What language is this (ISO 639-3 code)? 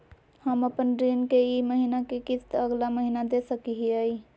mag